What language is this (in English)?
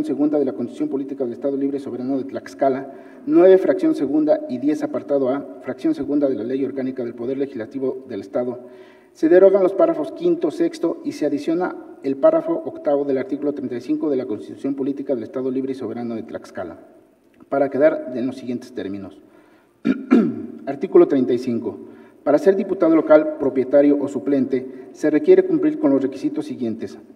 Spanish